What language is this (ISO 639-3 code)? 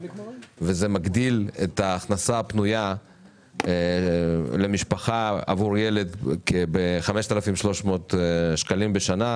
heb